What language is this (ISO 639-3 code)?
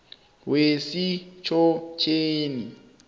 nbl